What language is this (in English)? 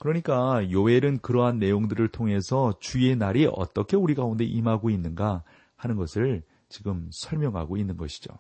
Korean